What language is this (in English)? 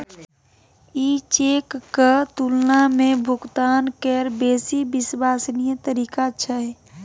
Maithili